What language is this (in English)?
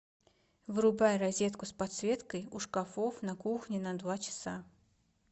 Russian